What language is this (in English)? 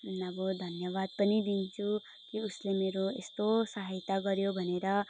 Nepali